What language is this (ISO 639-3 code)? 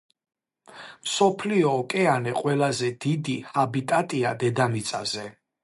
kat